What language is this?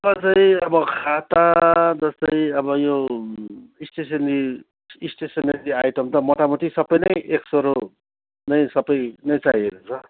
Nepali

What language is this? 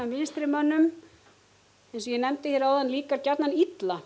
Icelandic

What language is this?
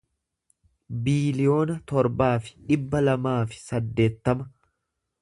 Oromo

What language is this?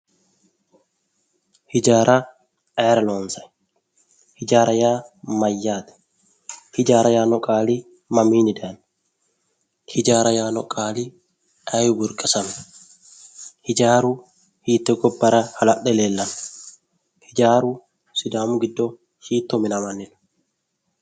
Sidamo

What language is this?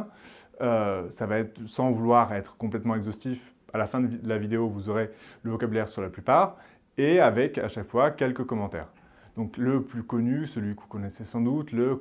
French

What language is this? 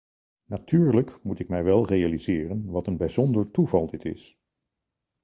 Dutch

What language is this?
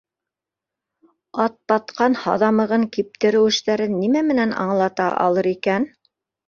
Bashkir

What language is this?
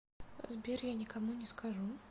Russian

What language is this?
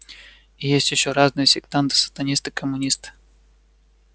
Russian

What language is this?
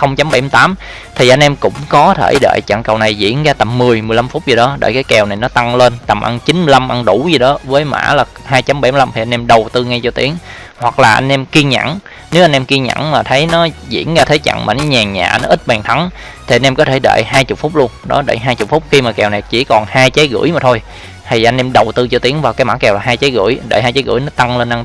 Vietnamese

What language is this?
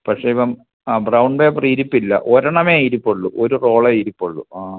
Malayalam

